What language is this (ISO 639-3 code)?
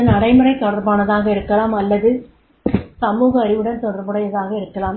tam